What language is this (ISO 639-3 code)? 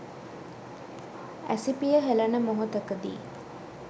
sin